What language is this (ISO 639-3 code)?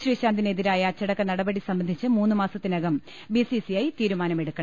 mal